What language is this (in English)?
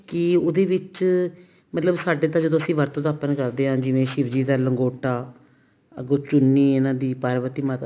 Punjabi